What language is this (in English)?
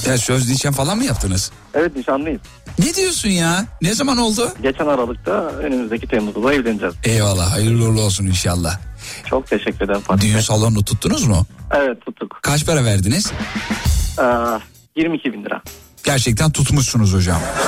Turkish